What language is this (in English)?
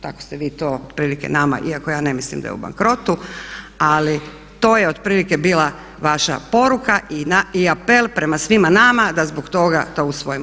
Croatian